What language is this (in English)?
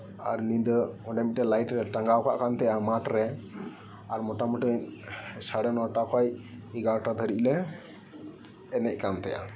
Santali